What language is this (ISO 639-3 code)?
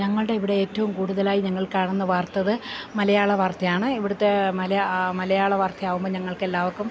mal